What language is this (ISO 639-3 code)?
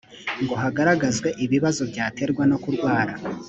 kin